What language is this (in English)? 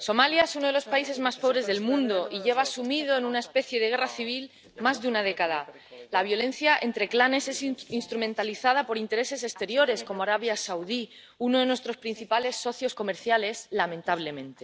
Spanish